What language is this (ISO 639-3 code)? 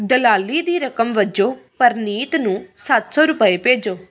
pan